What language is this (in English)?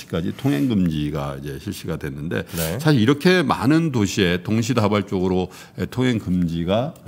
Korean